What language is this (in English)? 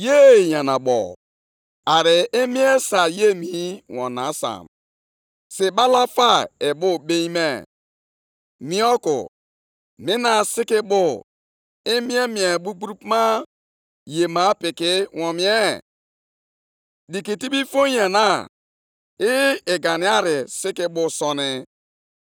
Igbo